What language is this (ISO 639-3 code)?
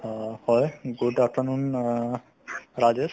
asm